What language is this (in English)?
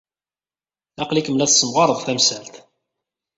Kabyle